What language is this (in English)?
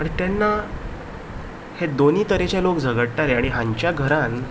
Konkani